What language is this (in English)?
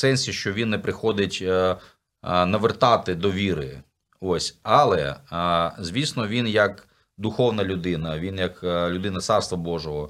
Ukrainian